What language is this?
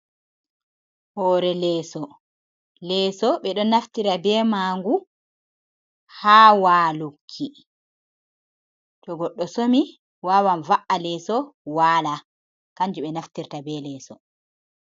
Fula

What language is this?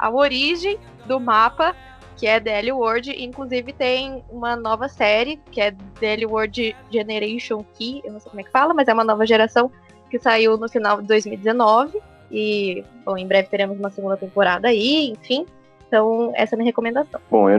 Portuguese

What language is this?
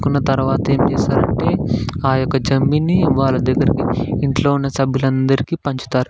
Telugu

